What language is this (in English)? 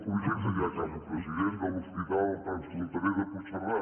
Catalan